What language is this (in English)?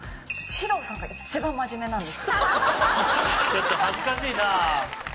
Japanese